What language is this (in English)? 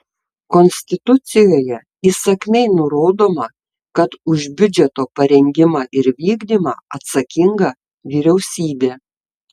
Lithuanian